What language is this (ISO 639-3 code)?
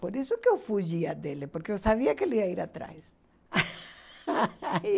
por